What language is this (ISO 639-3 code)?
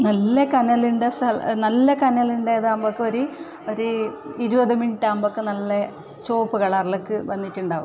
mal